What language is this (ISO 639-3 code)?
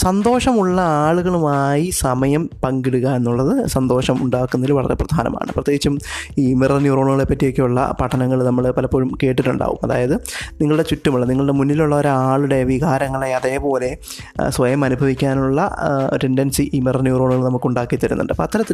mal